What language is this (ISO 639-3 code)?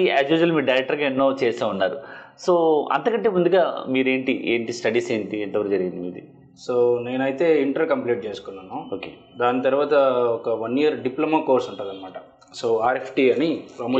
tel